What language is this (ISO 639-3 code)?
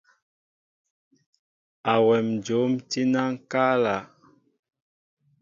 mbo